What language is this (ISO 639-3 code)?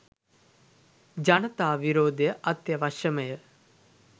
sin